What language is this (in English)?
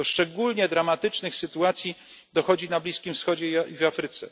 Polish